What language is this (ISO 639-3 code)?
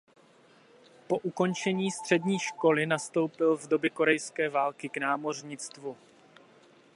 ces